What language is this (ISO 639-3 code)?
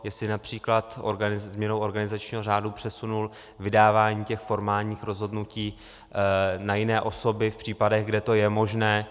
ces